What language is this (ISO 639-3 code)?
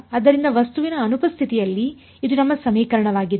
kan